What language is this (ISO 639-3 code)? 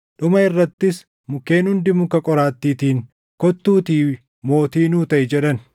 orm